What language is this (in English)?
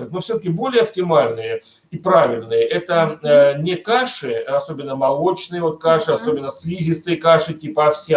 Russian